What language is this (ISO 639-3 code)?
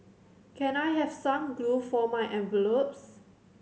eng